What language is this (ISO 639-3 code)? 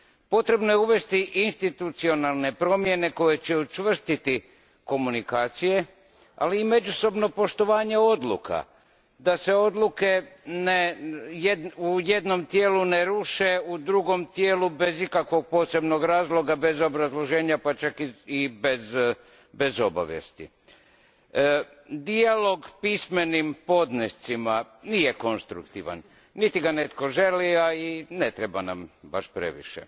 hrv